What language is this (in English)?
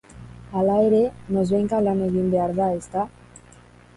Basque